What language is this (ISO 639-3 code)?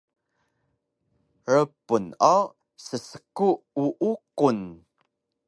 trv